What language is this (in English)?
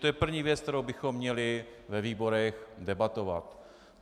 Czech